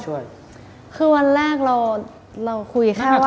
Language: Thai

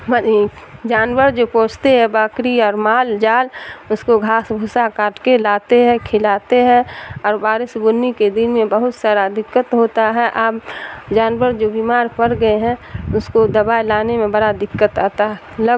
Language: Urdu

